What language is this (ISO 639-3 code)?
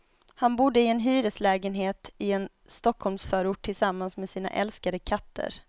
swe